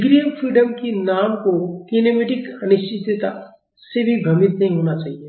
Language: Hindi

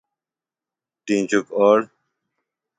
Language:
Phalura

